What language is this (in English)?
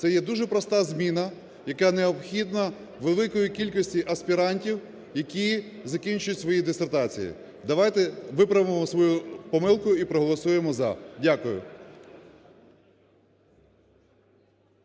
Ukrainian